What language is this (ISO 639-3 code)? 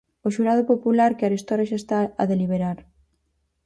glg